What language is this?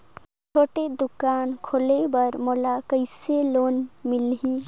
Chhattisgarhi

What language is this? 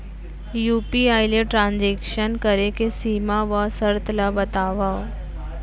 Chhattisgarhi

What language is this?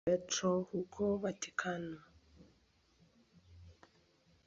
Swahili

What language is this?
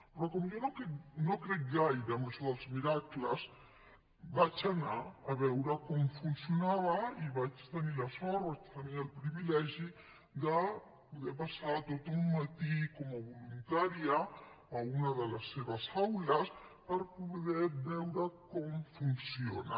Catalan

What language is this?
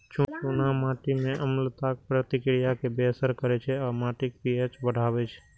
Maithili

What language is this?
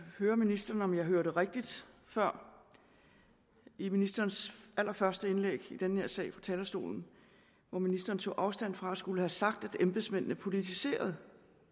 Danish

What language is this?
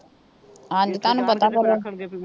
Punjabi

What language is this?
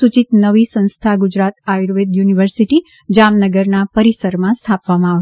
Gujarati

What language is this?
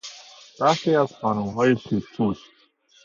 Persian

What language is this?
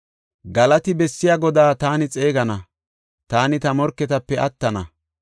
Gofa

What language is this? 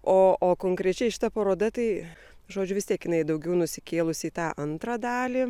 Lithuanian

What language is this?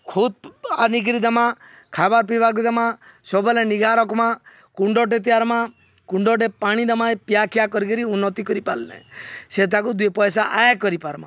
Odia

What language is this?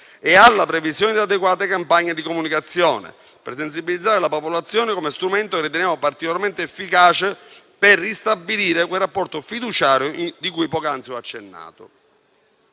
Italian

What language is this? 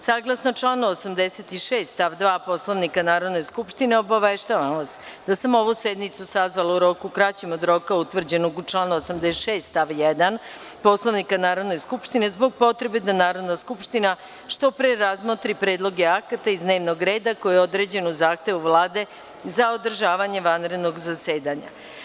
Serbian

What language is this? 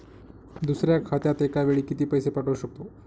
Marathi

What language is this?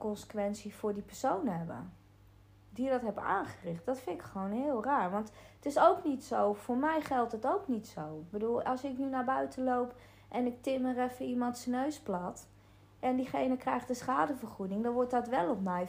Dutch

